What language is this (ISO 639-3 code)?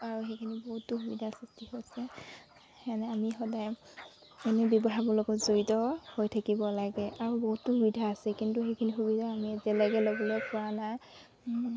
asm